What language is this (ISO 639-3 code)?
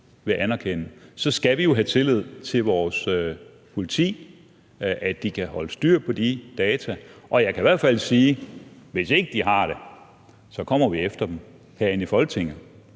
dan